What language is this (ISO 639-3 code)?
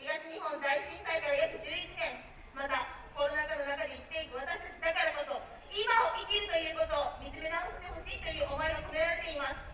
jpn